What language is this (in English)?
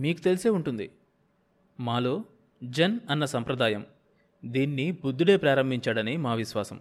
Telugu